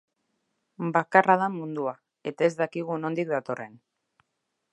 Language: Basque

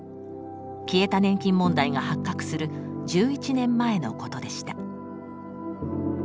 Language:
Japanese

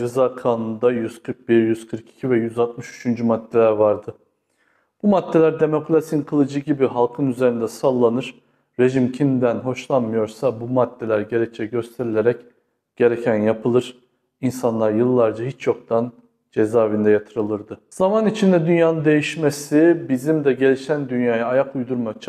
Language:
Turkish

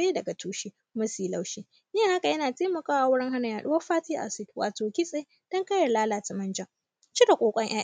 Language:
Hausa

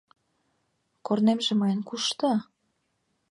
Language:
Mari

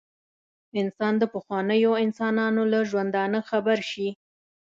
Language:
Pashto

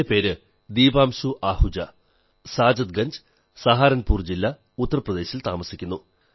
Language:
Malayalam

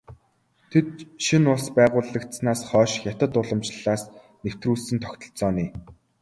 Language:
Mongolian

